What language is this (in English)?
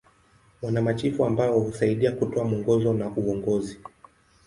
Swahili